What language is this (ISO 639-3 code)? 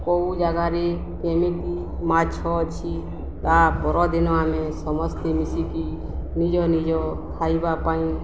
ori